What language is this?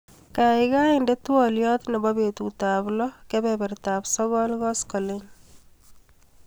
Kalenjin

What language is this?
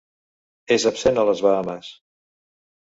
Catalan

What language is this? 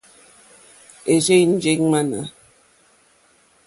Mokpwe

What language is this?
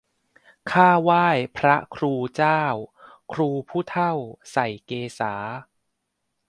Thai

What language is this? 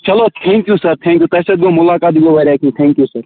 Kashmiri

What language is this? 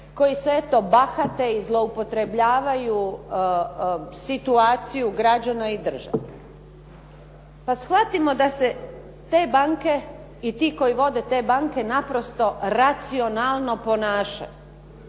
Croatian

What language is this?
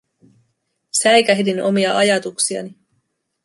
Finnish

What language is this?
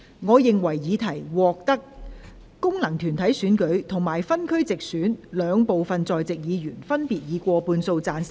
Cantonese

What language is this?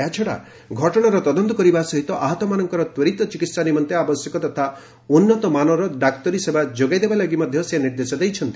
Odia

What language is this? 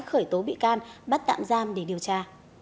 Vietnamese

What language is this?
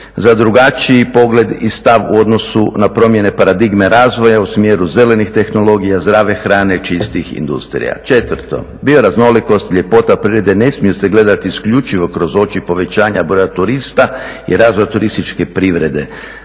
Croatian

